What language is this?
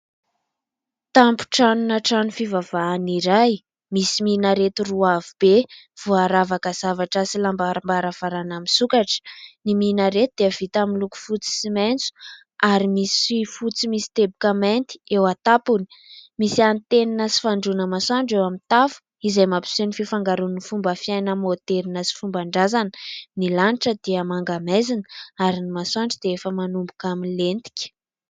Malagasy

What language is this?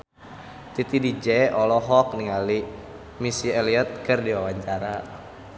Sundanese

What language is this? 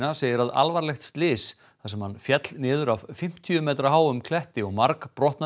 Icelandic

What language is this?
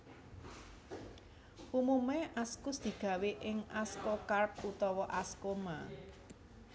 Javanese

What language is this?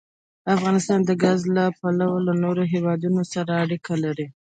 Pashto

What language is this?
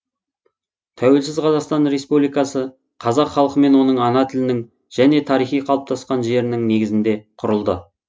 Kazakh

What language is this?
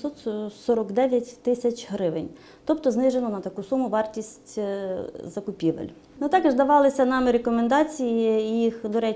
Ukrainian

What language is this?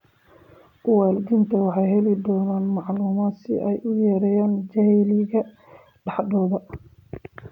Somali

